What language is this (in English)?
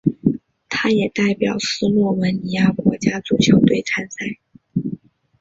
Chinese